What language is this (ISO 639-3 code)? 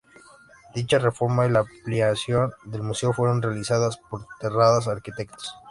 spa